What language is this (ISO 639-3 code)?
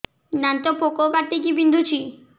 ori